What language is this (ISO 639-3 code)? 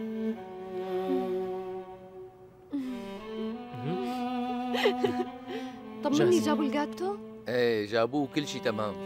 ara